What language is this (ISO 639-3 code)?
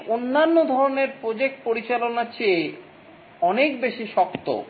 ben